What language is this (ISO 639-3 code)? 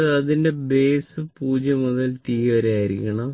mal